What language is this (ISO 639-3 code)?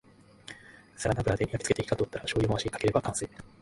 jpn